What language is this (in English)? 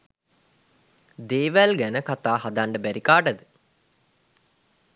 Sinhala